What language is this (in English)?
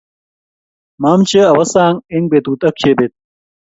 Kalenjin